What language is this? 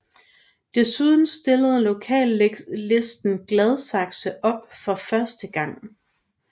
Danish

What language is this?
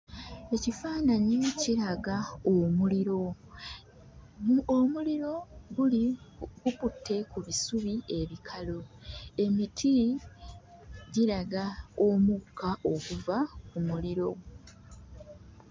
Ganda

